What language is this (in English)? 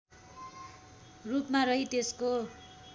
Nepali